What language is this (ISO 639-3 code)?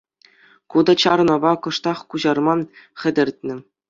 chv